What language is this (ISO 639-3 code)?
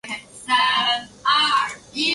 zho